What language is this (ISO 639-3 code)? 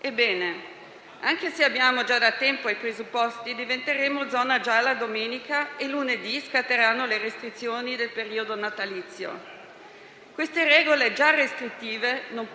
ita